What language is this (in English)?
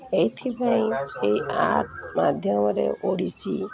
Odia